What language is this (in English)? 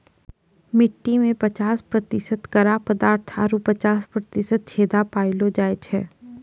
Maithili